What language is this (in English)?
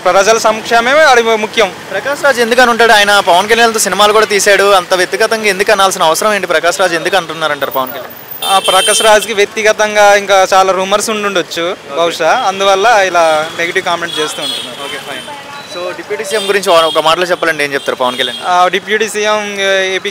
Telugu